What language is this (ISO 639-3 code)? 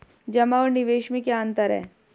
hin